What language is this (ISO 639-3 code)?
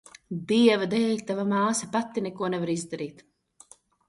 lav